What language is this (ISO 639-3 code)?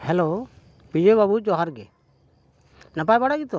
sat